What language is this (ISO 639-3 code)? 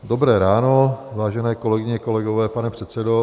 ces